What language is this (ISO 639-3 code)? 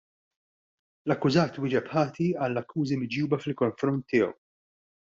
mlt